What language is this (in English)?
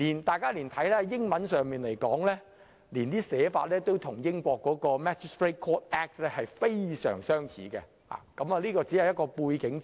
Cantonese